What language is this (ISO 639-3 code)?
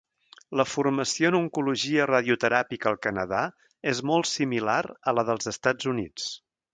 cat